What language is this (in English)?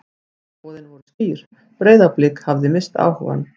Icelandic